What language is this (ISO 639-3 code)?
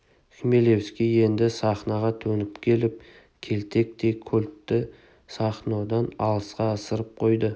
kaz